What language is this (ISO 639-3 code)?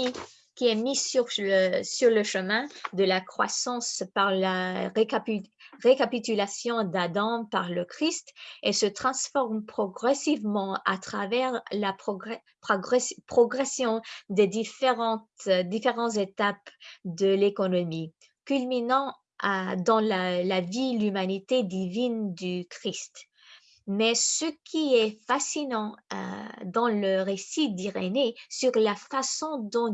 fra